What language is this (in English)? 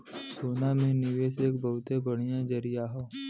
Bhojpuri